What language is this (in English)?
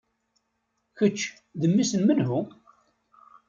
Kabyle